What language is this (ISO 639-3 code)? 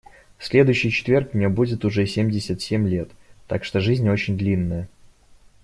rus